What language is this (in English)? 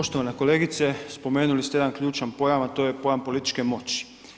Croatian